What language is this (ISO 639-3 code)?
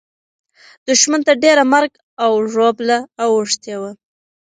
pus